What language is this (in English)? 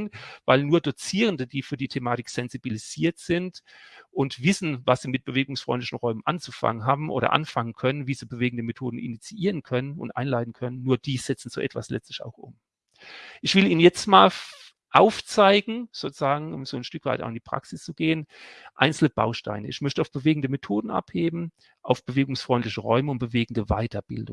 German